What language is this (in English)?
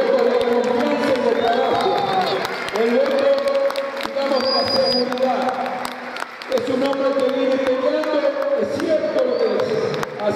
Spanish